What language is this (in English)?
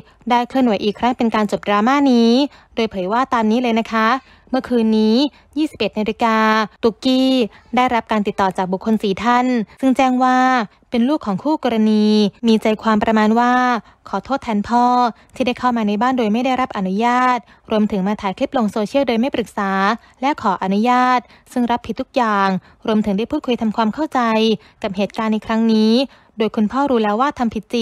Thai